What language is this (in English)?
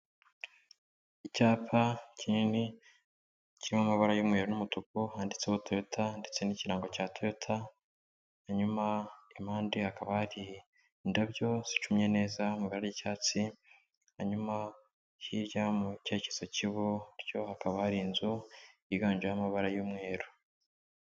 Kinyarwanda